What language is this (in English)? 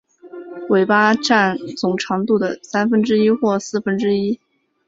Chinese